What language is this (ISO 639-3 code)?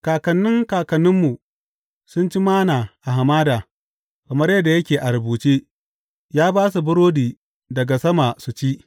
hau